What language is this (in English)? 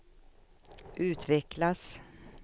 Swedish